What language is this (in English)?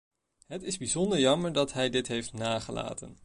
Dutch